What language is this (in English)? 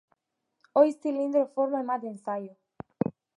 Basque